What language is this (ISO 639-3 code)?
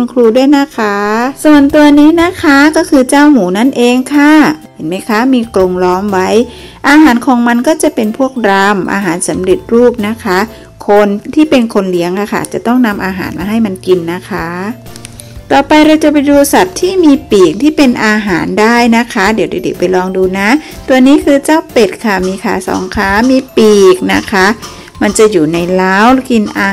tha